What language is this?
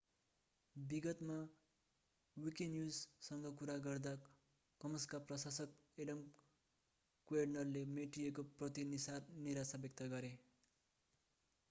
Nepali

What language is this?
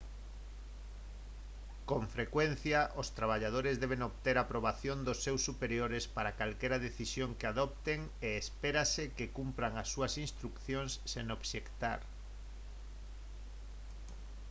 Galician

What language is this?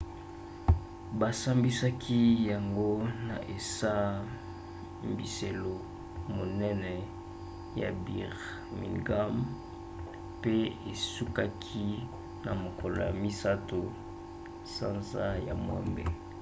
Lingala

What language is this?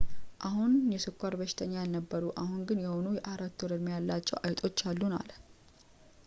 Amharic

